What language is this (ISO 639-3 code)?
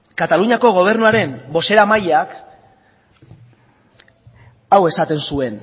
eus